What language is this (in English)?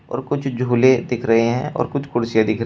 Hindi